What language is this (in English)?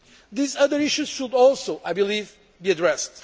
English